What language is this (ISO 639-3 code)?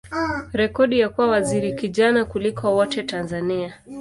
swa